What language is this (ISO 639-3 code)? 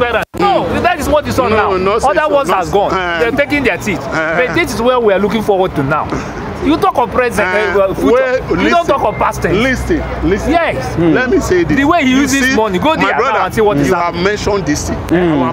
eng